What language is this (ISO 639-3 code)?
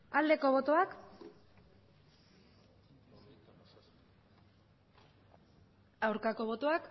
eus